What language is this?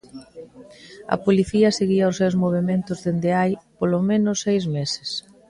Galician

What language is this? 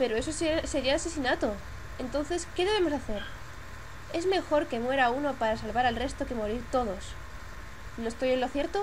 Spanish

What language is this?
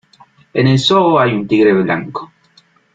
Spanish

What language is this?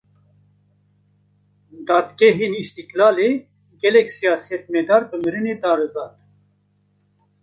Kurdish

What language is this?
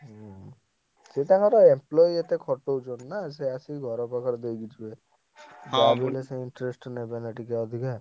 Odia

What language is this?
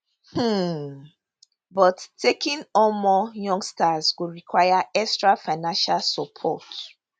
Nigerian Pidgin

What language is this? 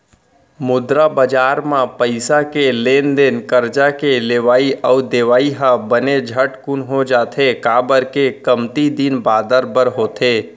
Chhattisgarhi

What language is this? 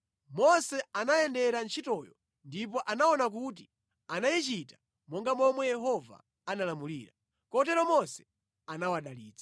Nyanja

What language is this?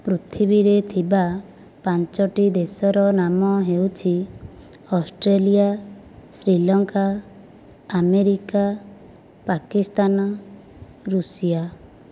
Odia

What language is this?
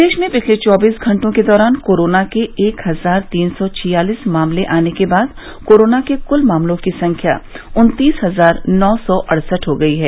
Hindi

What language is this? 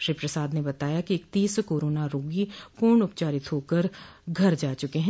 Hindi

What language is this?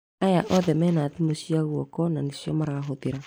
Kikuyu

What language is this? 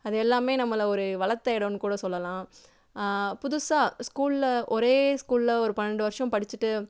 Tamil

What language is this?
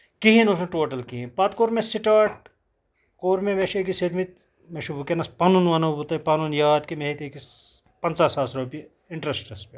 Kashmiri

